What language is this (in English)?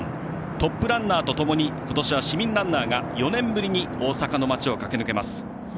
Japanese